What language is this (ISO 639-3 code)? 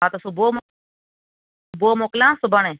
snd